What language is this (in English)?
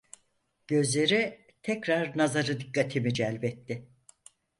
Turkish